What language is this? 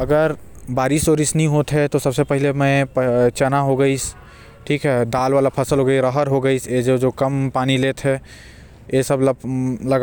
Korwa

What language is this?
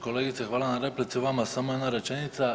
Croatian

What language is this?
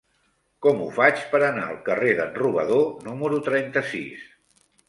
Catalan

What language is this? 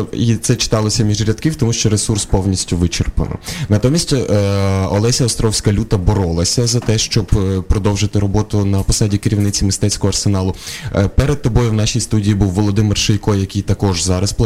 Ukrainian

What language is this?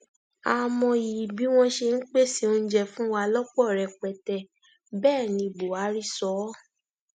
Yoruba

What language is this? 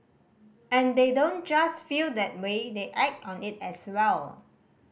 English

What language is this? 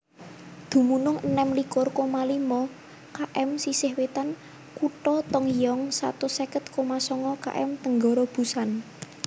Javanese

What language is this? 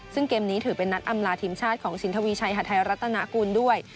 Thai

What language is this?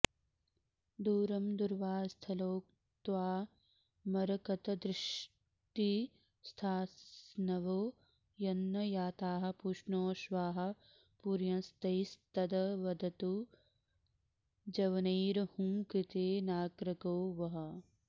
Sanskrit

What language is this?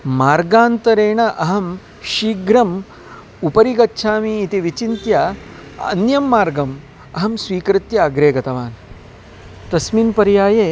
Sanskrit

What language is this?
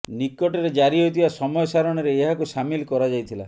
Odia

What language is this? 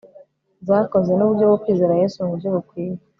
Kinyarwanda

